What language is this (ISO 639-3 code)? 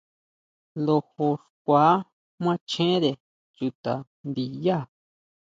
mau